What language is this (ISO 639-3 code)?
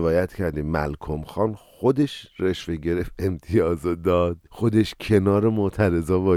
fas